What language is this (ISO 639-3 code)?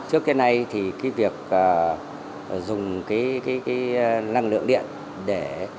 vie